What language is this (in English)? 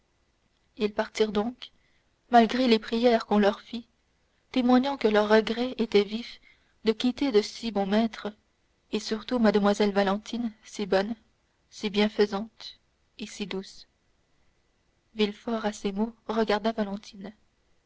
French